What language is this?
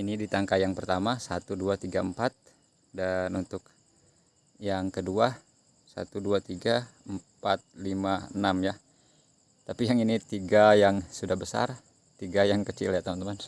Indonesian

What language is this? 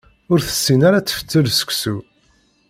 Kabyle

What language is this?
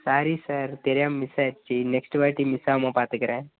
Tamil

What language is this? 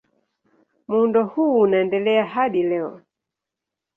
Swahili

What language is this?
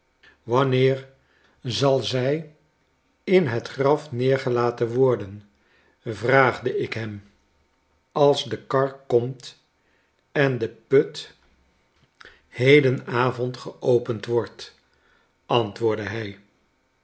Dutch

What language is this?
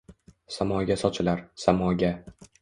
Uzbek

